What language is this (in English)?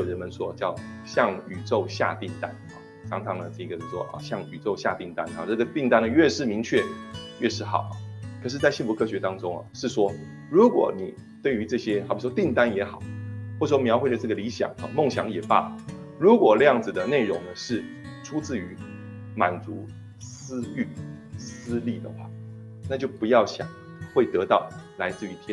Chinese